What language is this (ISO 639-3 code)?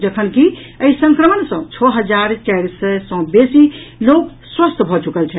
mai